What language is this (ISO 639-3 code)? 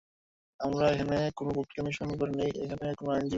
ben